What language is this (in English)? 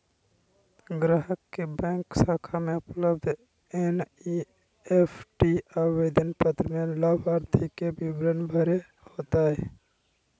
Magahi